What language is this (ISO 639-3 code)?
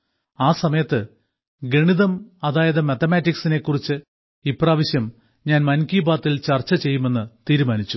mal